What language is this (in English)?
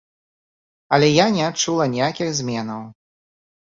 Belarusian